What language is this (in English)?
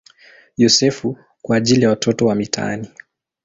Swahili